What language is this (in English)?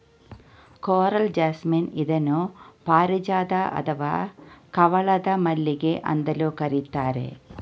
Kannada